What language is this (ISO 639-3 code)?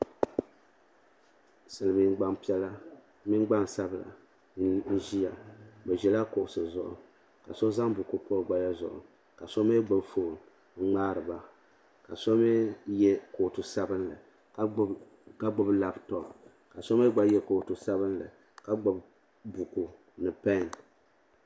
dag